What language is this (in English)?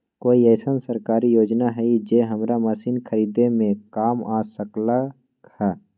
Magahi